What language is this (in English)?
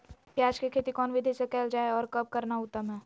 Magahi